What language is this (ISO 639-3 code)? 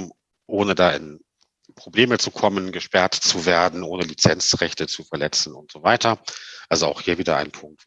deu